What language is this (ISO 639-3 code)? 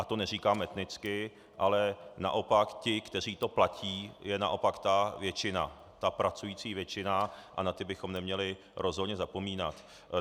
ces